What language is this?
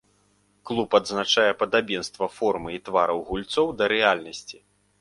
Belarusian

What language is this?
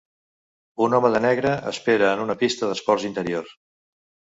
Catalan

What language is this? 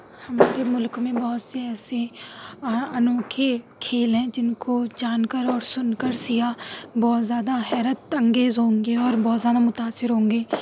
Urdu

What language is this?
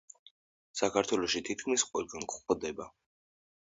Georgian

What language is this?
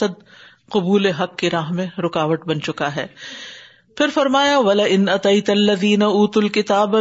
Urdu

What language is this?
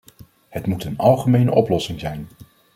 Dutch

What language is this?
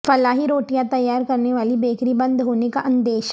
Urdu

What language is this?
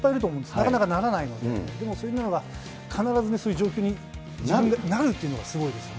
Japanese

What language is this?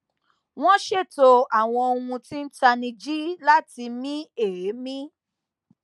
Yoruba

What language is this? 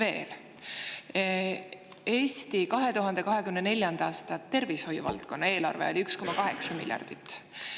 Estonian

